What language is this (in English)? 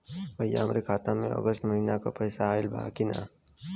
Bhojpuri